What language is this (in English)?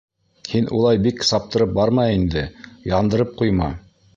Bashkir